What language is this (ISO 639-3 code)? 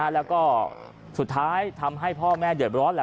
tha